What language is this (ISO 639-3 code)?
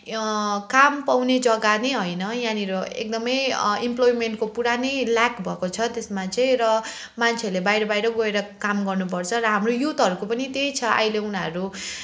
nep